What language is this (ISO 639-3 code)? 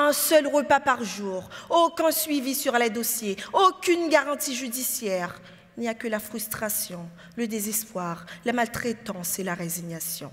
fra